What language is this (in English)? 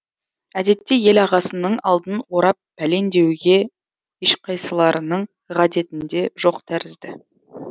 Kazakh